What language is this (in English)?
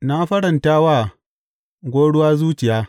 Hausa